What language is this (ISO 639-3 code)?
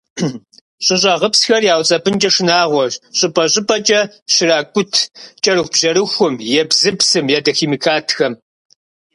kbd